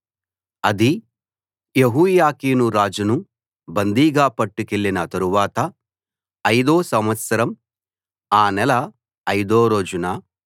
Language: Telugu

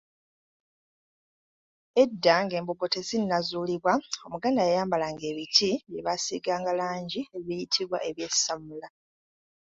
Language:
Ganda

